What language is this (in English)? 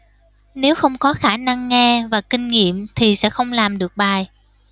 Vietnamese